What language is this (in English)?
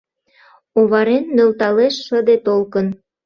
Mari